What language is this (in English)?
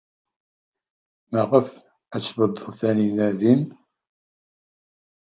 Kabyle